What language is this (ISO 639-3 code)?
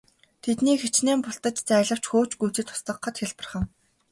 mon